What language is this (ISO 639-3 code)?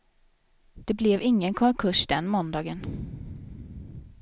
swe